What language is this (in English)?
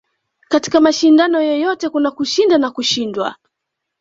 Swahili